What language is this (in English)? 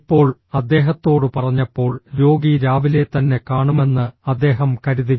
Malayalam